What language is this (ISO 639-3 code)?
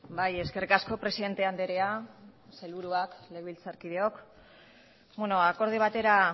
eus